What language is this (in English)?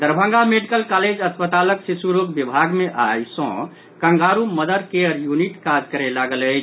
Maithili